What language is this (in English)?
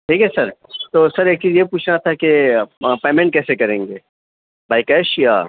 Urdu